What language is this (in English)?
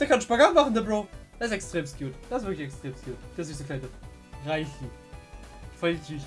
German